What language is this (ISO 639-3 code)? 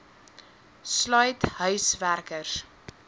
afr